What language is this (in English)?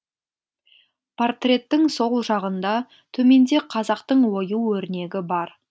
Kazakh